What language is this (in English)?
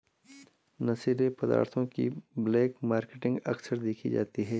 Hindi